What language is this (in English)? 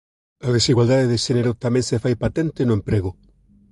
Galician